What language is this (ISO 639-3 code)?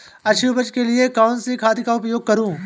hin